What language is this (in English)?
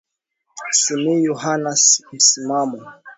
Swahili